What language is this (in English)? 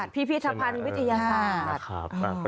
Thai